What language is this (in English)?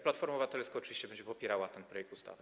Polish